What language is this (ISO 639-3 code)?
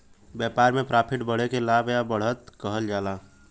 bho